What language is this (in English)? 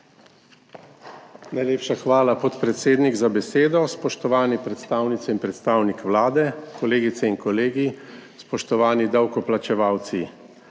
Slovenian